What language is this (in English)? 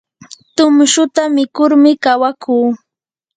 Yanahuanca Pasco Quechua